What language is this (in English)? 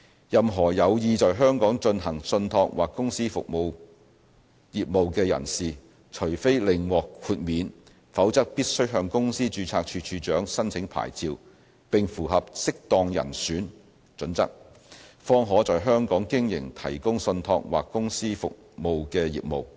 Cantonese